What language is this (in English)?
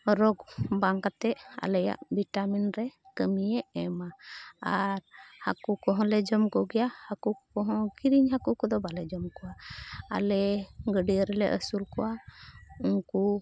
Santali